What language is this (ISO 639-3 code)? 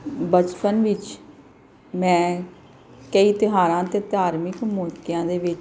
pan